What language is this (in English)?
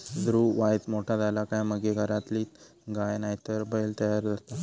Marathi